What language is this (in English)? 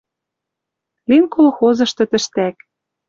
Western Mari